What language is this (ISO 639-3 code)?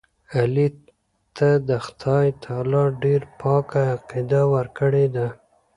pus